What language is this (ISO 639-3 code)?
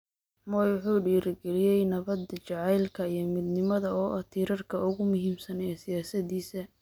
som